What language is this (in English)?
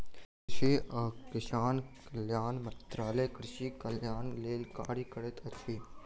Maithili